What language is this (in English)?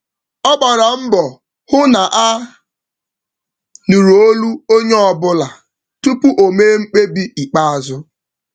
Igbo